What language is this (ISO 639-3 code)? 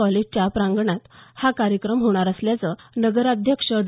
mar